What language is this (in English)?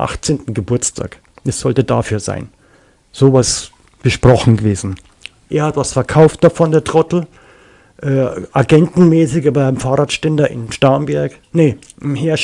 German